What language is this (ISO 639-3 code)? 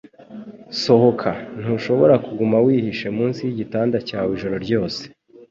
kin